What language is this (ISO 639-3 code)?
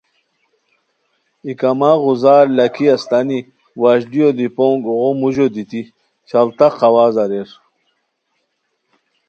khw